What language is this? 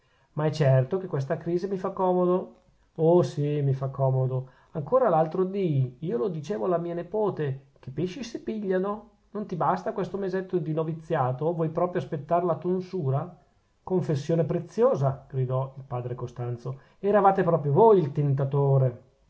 Italian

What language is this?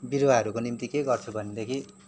Nepali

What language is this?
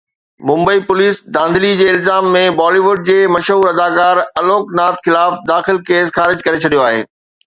Sindhi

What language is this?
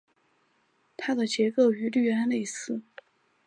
Chinese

